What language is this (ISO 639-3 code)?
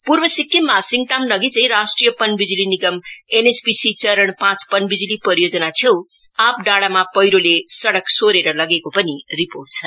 nep